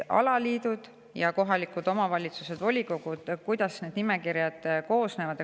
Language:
Estonian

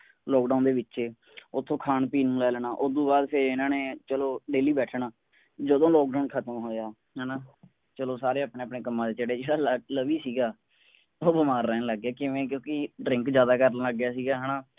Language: Punjabi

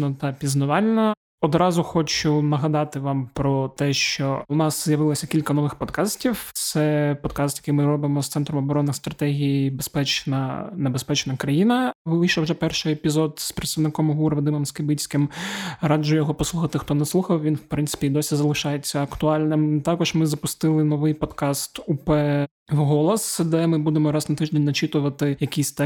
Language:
Ukrainian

